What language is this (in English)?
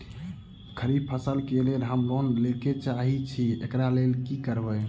Maithili